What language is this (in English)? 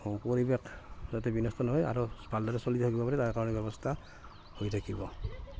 Assamese